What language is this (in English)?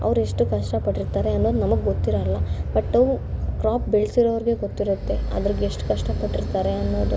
Kannada